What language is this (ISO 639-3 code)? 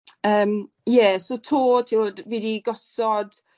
cym